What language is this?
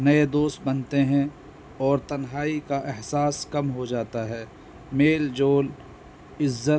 Urdu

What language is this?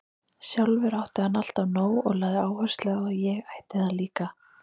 Icelandic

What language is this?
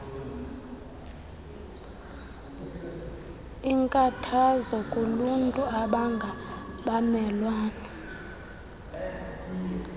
Xhosa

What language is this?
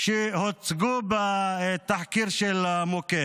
Hebrew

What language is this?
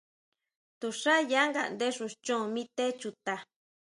Huautla Mazatec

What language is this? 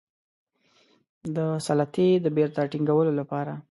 Pashto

